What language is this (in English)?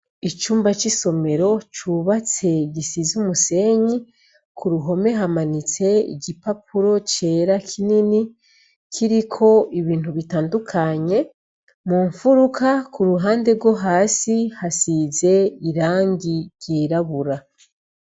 Rundi